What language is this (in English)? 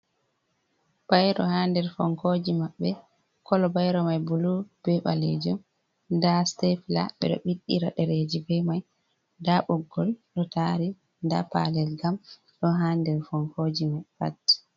Fula